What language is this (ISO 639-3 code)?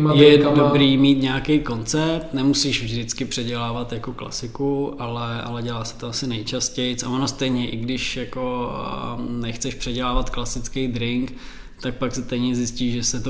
ces